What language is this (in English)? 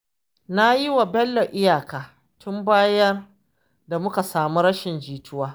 Hausa